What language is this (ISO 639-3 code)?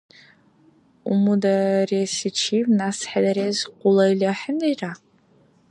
dar